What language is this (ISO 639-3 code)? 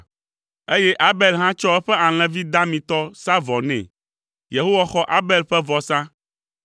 ewe